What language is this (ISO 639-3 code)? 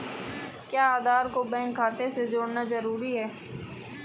hin